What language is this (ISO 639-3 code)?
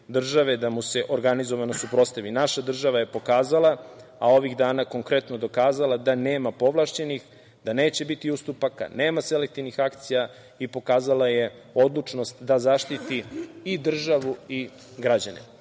srp